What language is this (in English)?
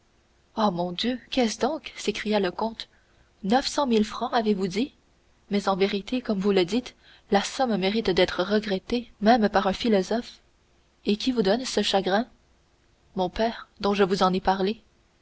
French